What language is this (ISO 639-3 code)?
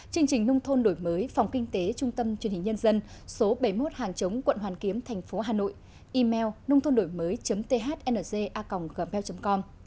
vie